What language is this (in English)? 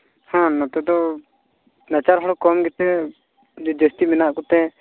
Santali